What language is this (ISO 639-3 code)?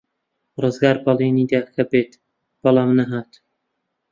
ckb